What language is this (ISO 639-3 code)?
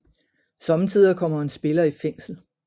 dan